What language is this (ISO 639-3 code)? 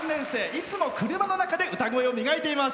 jpn